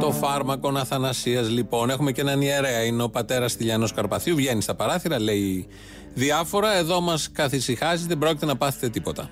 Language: Greek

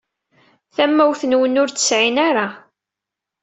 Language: Kabyle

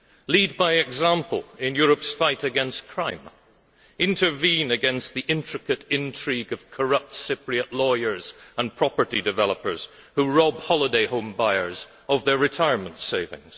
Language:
English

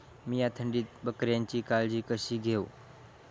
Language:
Marathi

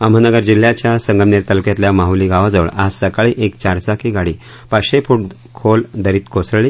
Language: Marathi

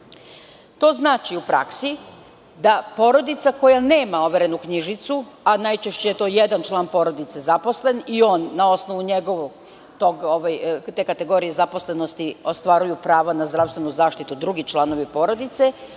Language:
Serbian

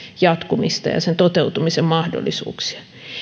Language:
Finnish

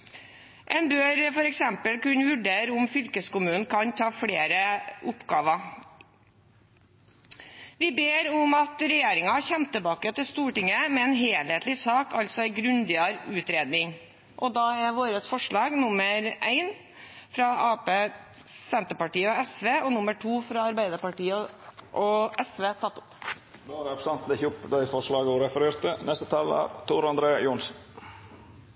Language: Norwegian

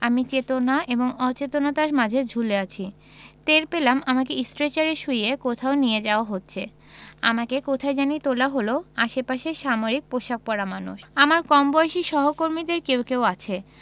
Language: Bangla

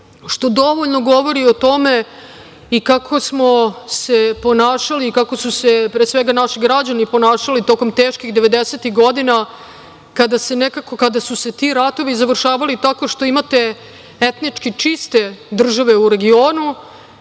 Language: Serbian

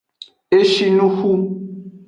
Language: Aja (Benin)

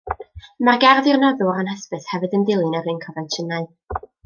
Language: Welsh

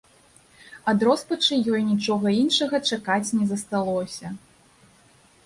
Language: Belarusian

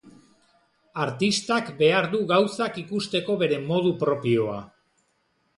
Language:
Basque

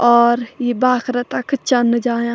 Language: Garhwali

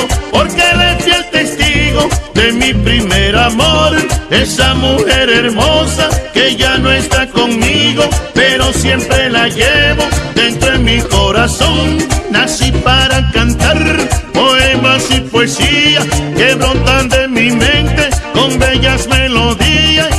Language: Spanish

